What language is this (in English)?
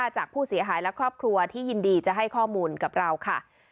Thai